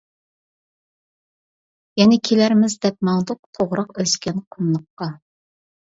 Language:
Uyghur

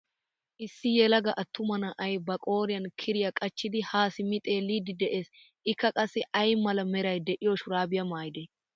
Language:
Wolaytta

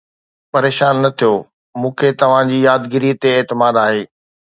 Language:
Sindhi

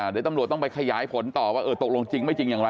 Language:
Thai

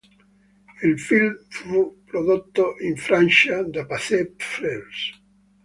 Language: Italian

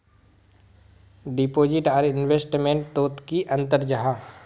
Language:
Magahi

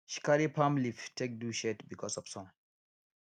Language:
Nigerian Pidgin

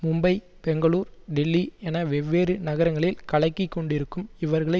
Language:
Tamil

